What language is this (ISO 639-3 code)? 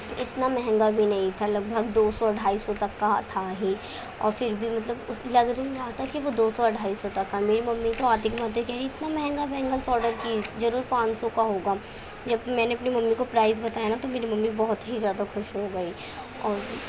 urd